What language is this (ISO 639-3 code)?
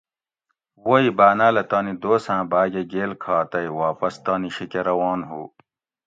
gwc